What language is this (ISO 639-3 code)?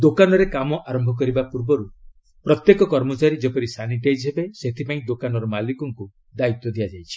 ori